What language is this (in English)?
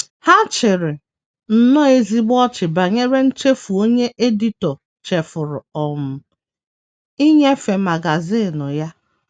Igbo